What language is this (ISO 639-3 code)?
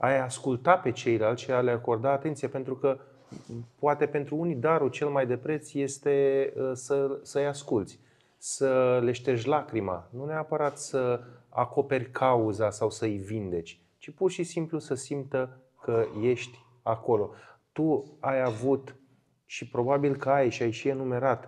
ron